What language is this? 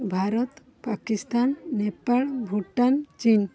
Odia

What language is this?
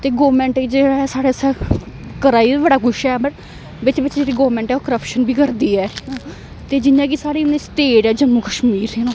Dogri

